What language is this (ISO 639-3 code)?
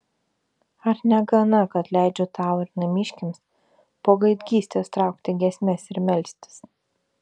lit